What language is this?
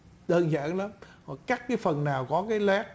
Vietnamese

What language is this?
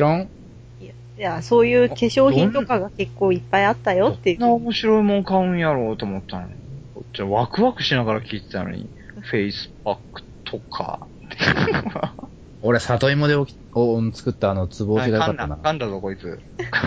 Japanese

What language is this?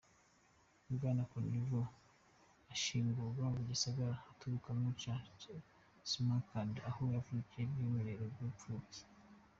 Kinyarwanda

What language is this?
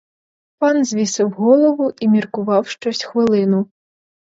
Ukrainian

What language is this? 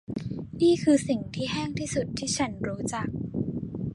Thai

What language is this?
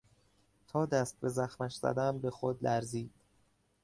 Persian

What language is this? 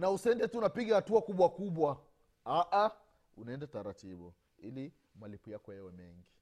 Swahili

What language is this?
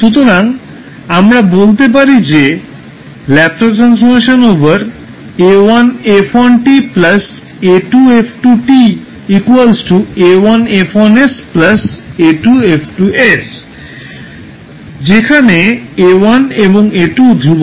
Bangla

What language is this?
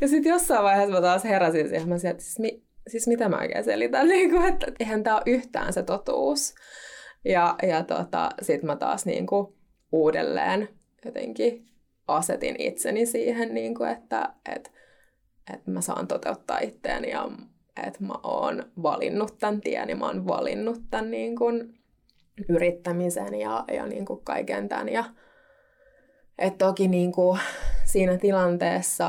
Finnish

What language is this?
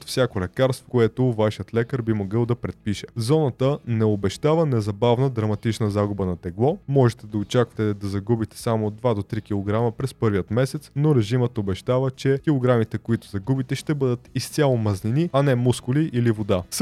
Bulgarian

